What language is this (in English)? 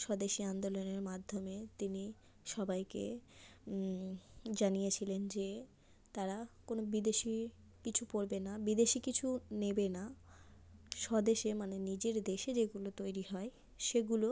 Bangla